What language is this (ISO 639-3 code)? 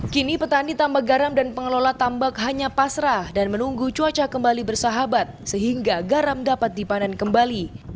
ind